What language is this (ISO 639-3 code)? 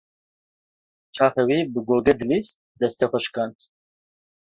kur